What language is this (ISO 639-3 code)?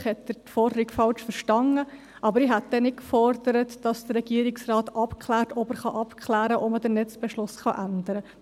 gsw